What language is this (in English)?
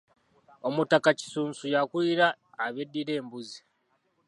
Ganda